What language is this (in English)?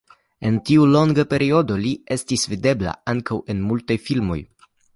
Esperanto